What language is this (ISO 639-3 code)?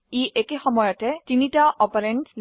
asm